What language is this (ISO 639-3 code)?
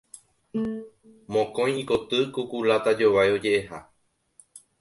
grn